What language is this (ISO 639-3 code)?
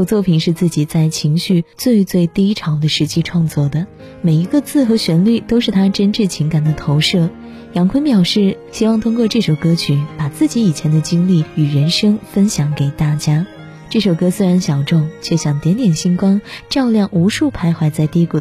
zho